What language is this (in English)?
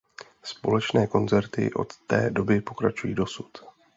Czech